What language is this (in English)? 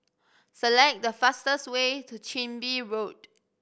English